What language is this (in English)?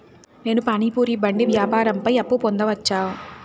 Telugu